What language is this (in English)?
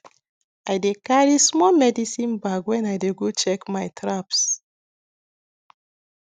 Nigerian Pidgin